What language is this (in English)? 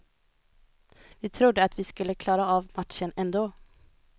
Swedish